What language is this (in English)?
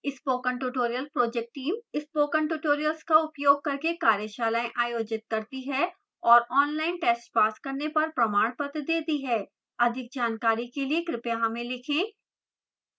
Hindi